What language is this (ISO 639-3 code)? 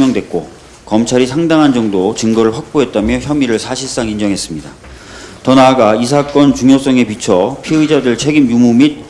kor